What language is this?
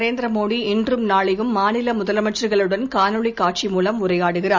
Tamil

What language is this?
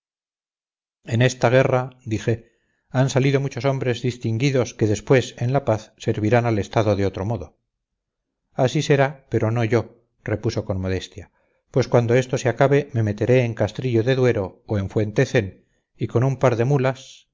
Spanish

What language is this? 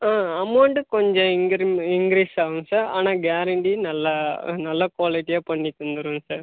Tamil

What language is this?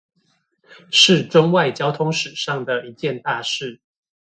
Chinese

